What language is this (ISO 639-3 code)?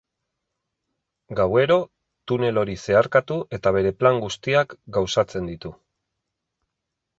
eus